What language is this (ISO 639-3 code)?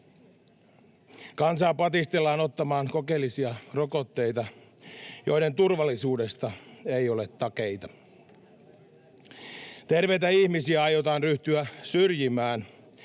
fin